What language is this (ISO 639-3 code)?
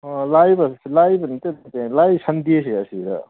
mni